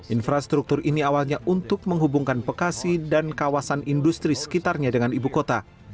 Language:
Indonesian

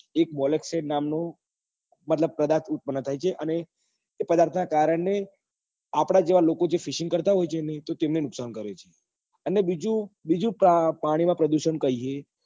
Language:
Gujarati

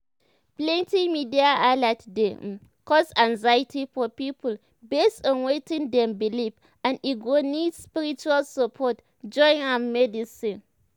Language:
Nigerian Pidgin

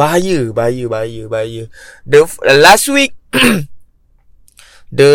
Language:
Malay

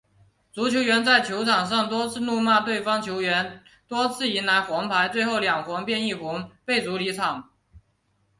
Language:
Chinese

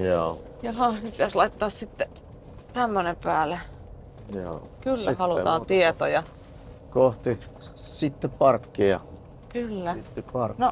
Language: Finnish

